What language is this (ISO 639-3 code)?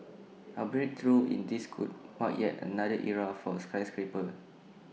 eng